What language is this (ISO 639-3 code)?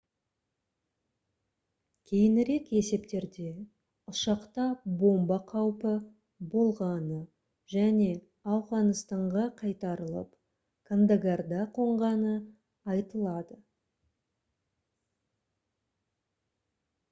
kaz